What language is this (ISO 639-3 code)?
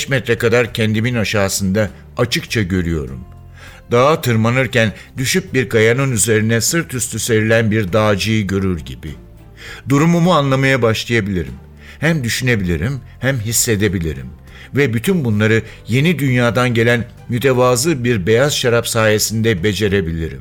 tur